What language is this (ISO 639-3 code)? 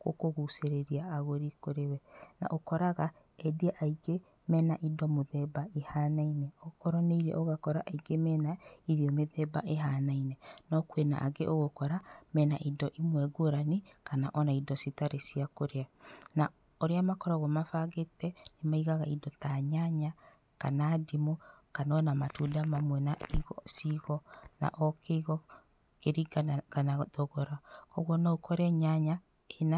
kik